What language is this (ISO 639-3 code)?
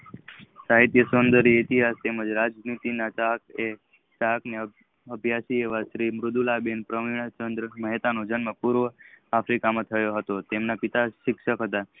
guj